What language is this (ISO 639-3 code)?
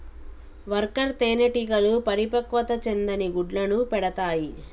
tel